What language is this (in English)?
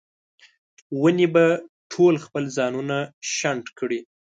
Pashto